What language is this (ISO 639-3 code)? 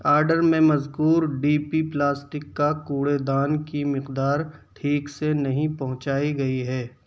urd